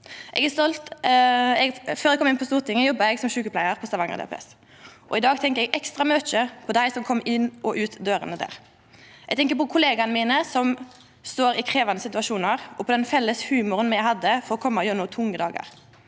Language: Norwegian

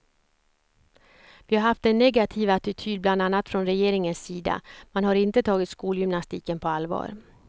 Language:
Swedish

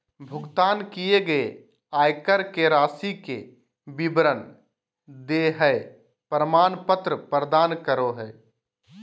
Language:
Magahi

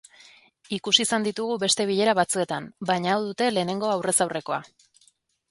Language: Basque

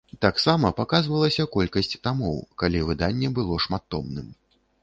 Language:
Belarusian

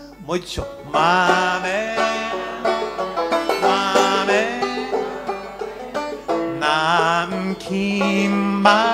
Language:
Japanese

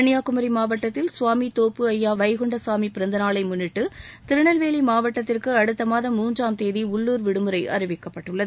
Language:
Tamil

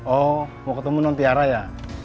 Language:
Indonesian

